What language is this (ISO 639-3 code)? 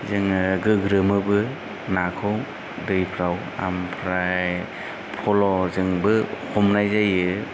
brx